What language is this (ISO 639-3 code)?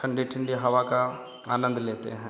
hin